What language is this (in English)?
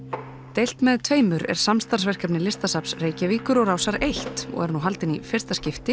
Icelandic